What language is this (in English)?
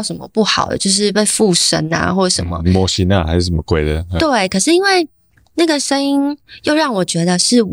Chinese